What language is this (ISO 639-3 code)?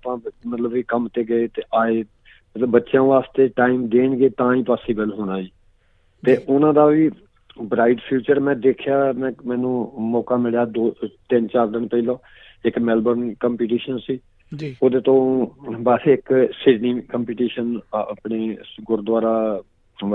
pan